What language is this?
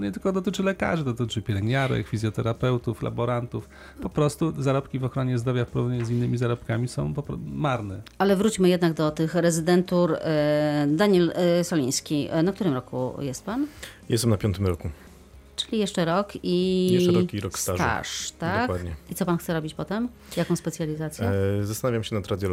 Polish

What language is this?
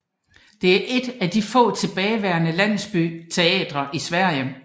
Danish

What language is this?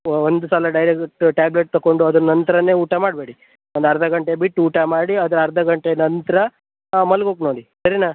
Kannada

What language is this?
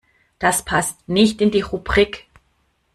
German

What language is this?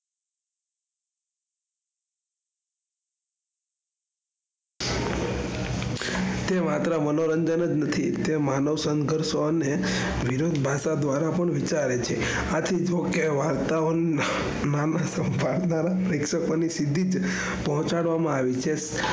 Gujarati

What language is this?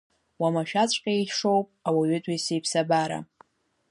Abkhazian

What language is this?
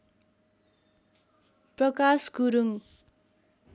Nepali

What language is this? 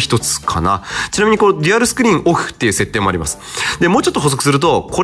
Japanese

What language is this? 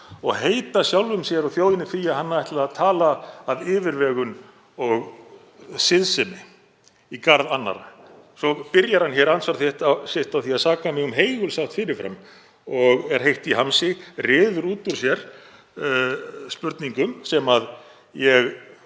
Icelandic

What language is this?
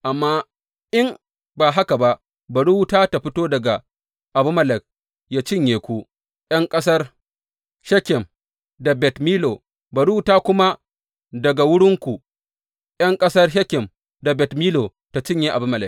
Hausa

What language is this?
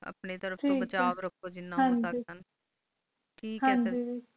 Punjabi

